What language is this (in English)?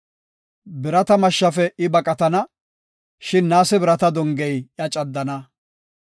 Gofa